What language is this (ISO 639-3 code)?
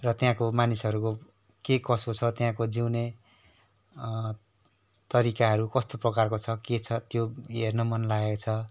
nep